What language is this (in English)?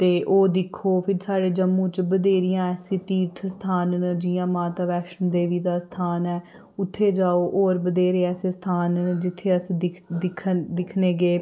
Dogri